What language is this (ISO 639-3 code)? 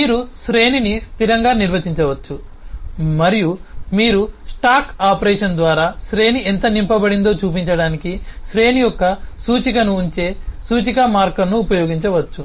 tel